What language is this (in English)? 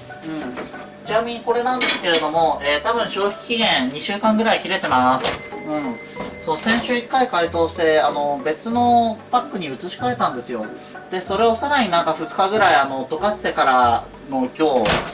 Japanese